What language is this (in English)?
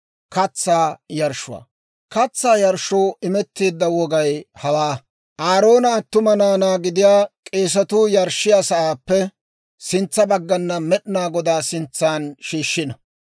Dawro